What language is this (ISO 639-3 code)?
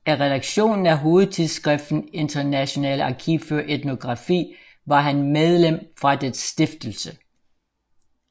dan